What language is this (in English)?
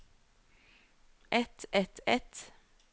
Norwegian